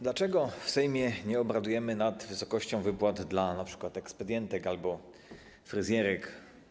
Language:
Polish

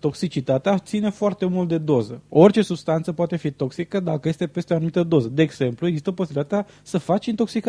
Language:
Romanian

